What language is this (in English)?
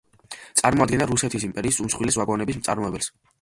Georgian